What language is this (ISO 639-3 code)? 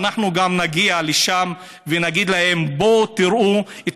heb